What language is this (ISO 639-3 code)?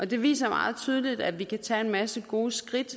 dan